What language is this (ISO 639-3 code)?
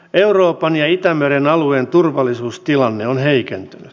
fin